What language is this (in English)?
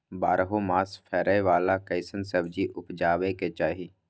Maithili